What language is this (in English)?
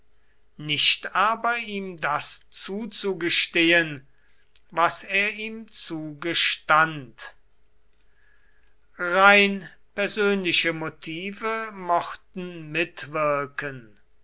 German